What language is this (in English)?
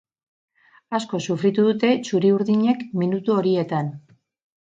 Basque